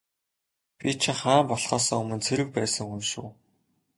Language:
Mongolian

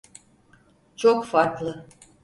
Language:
Turkish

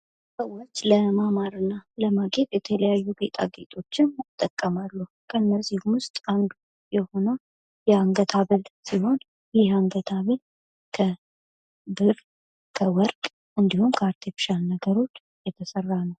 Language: Amharic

